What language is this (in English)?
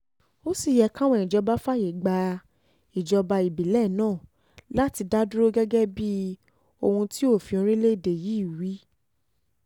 Yoruba